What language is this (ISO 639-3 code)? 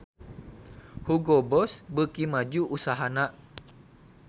sun